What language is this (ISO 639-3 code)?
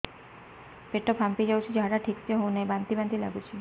ori